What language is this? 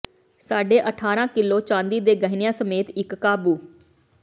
Punjabi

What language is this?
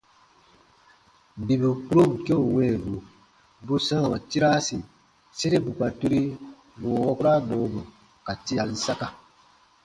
Baatonum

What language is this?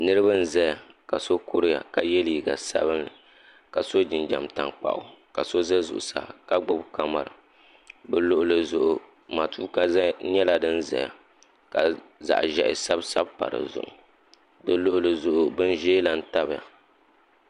Dagbani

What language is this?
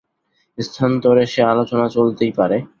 Bangla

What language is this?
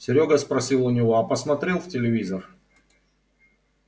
Russian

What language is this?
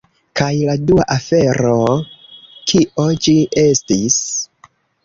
Esperanto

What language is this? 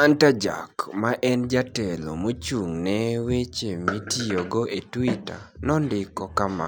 Luo (Kenya and Tanzania)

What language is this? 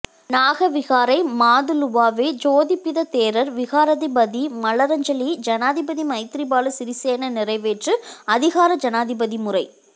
Tamil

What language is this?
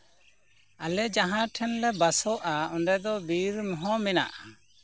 Santali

